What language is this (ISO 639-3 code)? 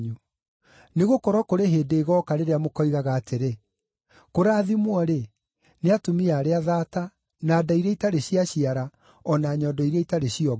kik